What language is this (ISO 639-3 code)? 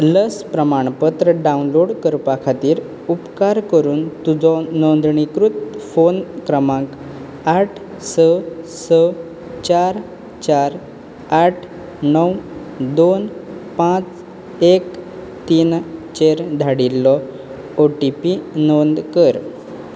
kok